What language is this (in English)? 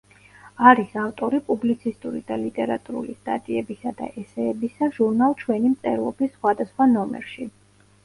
Georgian